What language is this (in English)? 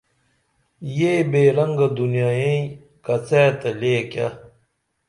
Dameli